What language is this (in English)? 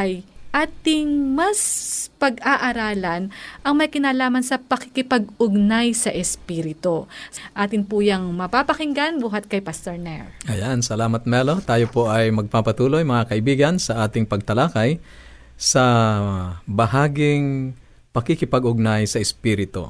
Filipino